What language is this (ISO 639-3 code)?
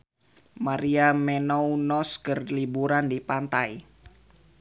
sun